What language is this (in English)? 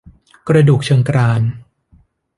Thai